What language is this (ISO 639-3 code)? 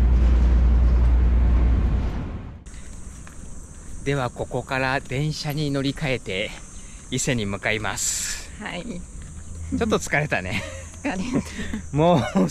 jpn